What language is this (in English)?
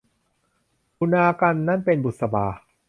Thai